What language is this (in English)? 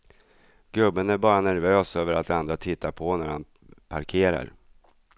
Swedish